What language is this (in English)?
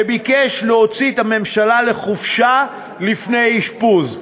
Hebrew